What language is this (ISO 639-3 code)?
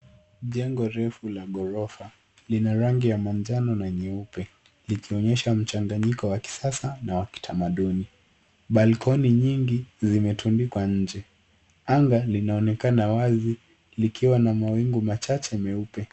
swa